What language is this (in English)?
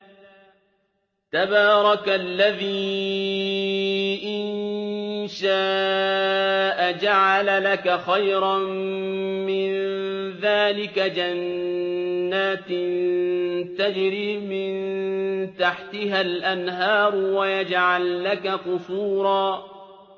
Arabic